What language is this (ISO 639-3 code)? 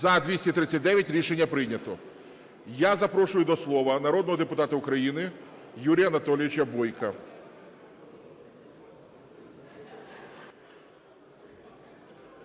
ukr